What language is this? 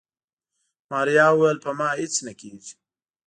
Pashto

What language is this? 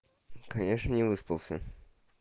Russian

